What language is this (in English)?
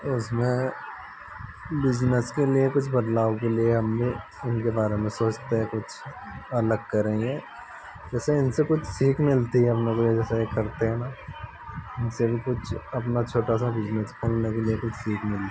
Hindi